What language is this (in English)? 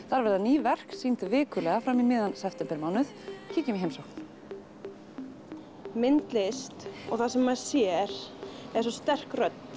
Icelandic